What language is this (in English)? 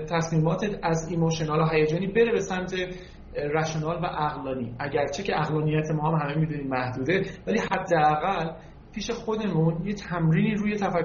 Persian